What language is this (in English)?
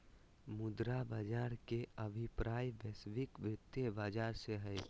Magahi